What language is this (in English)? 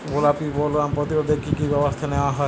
Bangla